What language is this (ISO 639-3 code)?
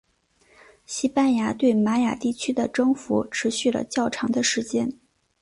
zho